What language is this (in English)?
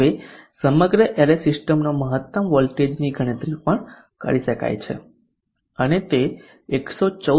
Gujarati